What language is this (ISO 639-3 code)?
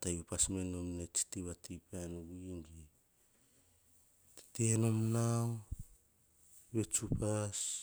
hah